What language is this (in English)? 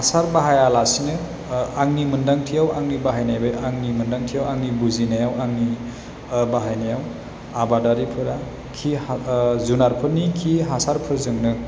Bodo